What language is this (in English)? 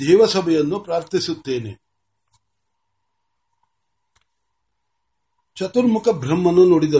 Marathi